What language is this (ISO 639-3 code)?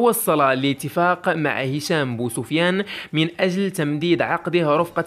ara